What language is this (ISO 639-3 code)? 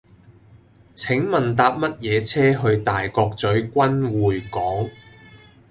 yue